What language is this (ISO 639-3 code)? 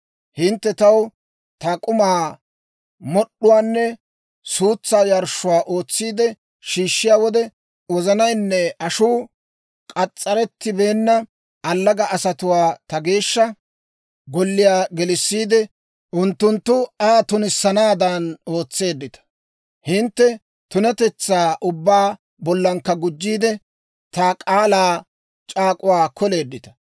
dwr